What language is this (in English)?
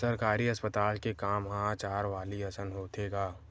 Chhattisgarhi